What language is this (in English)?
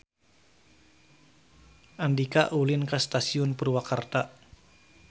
Sundanese